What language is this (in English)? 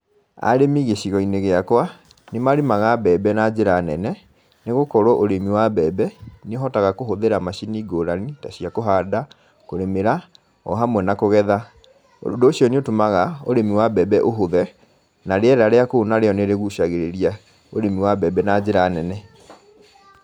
Kikuyu